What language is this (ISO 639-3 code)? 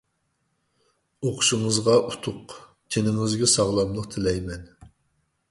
uig